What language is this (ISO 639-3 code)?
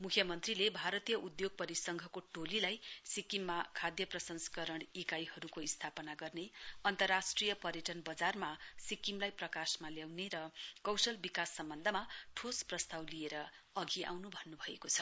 nep